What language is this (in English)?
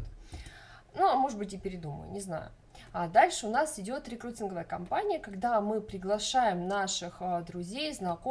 Russian